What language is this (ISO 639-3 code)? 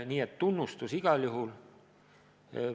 est